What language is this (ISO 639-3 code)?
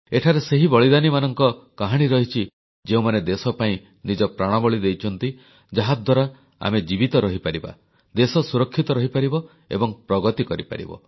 ori